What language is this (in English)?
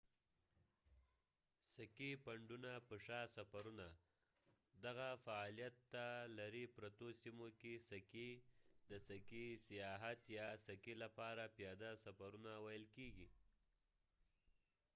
Pashto